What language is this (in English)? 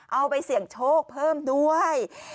Thai